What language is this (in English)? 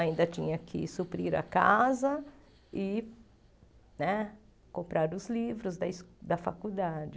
Portuguese